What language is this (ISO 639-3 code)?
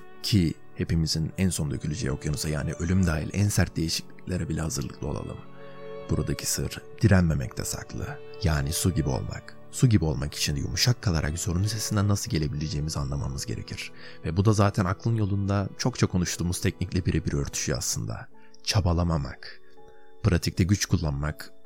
tur